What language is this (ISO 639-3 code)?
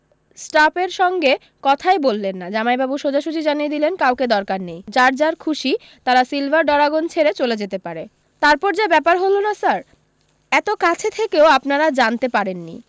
ben